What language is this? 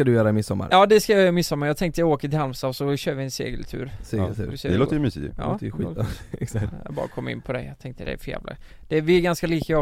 Swedish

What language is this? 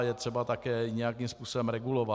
Czech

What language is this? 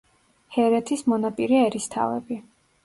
Georgian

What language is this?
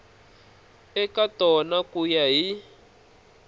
Tsonga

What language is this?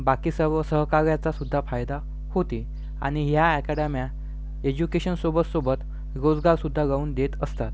Marathi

